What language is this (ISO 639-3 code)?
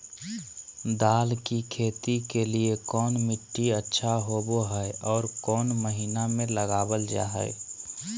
mag